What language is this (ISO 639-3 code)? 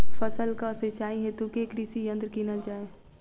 mai